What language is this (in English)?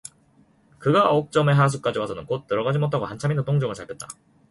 Korean